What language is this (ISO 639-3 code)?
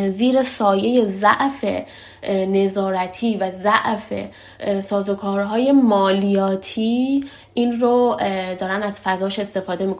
fas